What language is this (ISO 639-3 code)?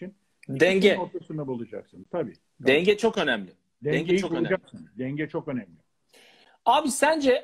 tur